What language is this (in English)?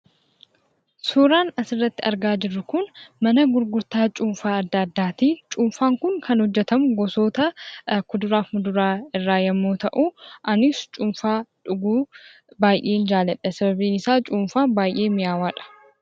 Oromo